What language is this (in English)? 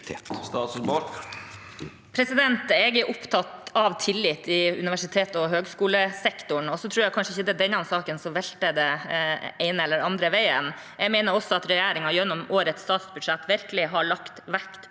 Norwegian